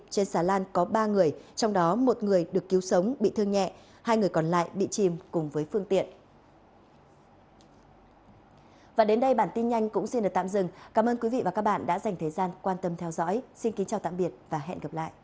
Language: Vietnamese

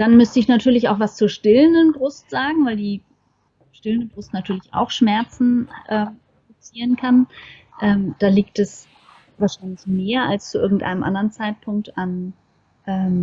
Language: German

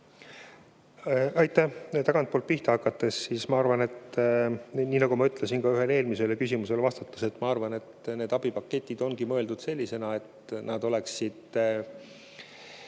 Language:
Estonian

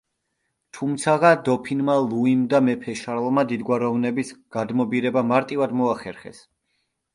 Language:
Georgian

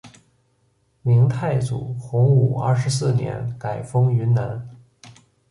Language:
Chinese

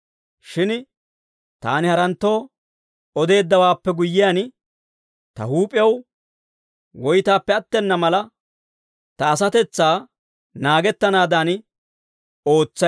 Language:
Dawro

